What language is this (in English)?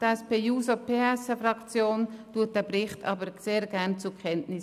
Swiss German